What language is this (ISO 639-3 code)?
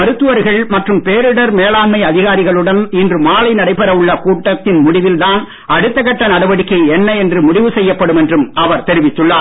tam